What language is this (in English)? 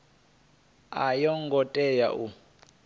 Venda